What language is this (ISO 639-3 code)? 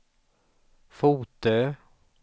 swe